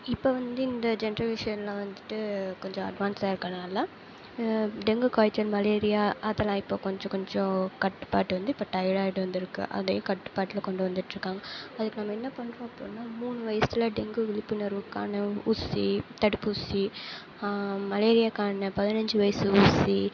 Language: Tamil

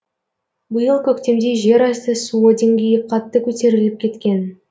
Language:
Kazakh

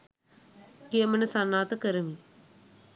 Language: Sinhala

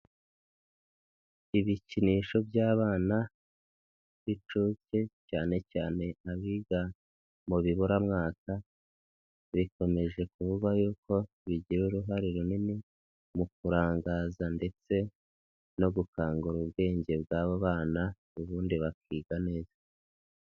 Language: Kinyarwanda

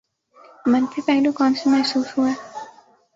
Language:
Urdu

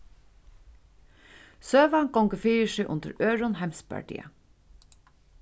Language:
Faroese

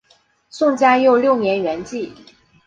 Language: Chinese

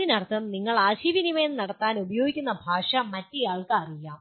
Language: Malayalam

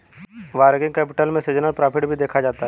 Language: Hindi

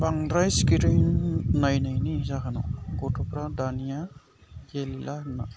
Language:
Bodo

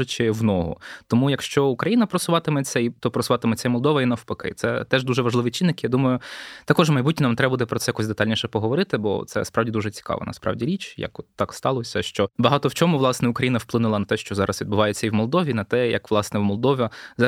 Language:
Ukrainian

